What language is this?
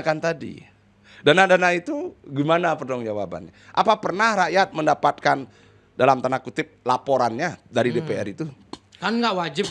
Indonesian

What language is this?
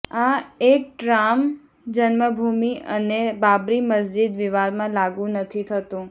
Gujarati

